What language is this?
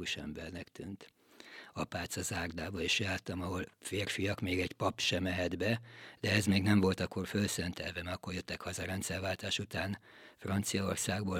Hungarian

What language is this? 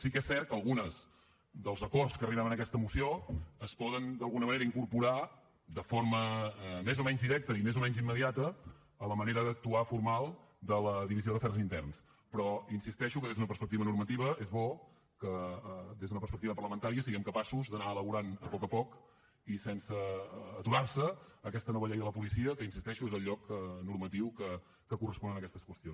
Catalan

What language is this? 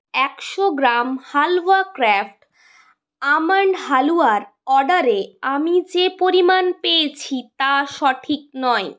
Bangla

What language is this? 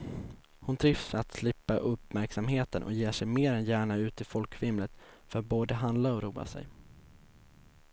Swedish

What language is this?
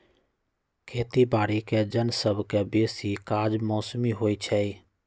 Magahi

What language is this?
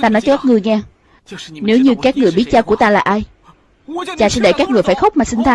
Vietnamese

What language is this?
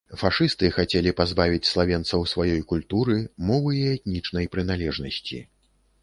Belarusian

